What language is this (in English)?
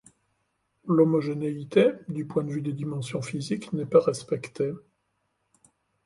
French